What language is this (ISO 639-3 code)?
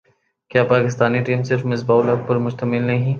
urd